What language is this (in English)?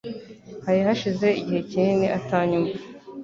Kinyarwanda